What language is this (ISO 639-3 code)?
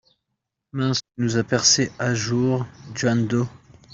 fra